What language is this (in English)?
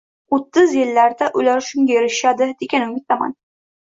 Uzbek